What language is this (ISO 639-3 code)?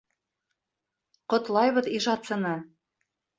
bak